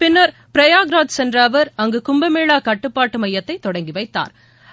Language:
Tamil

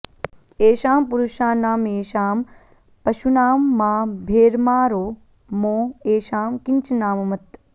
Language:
Sanskrit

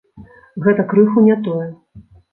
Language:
Belarusian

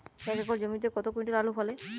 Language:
Bangla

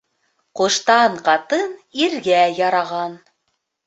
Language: Bashkir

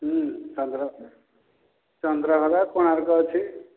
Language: Odia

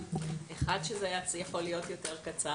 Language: Hebrew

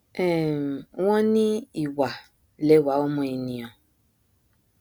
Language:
Yoruba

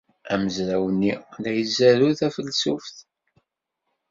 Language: Kabyle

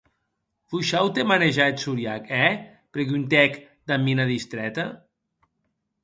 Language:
Occitan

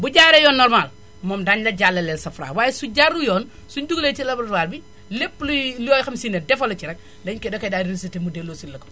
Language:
Wolof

